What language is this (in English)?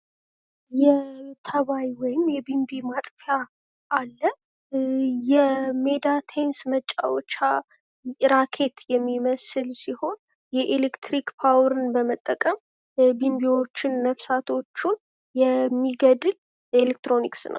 Amharic